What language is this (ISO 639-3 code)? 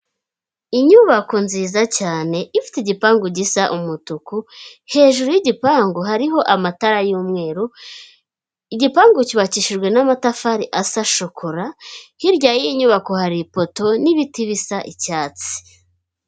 kin